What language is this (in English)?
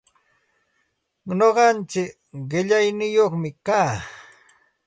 Santa Ana de Tusi Pasco Quechua